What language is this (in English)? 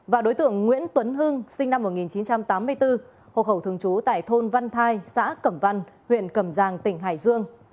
Vietnamese